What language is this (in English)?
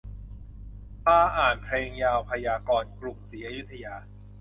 Thai